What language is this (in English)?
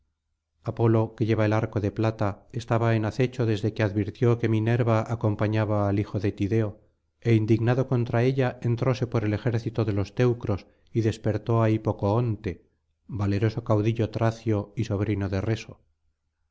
Spanish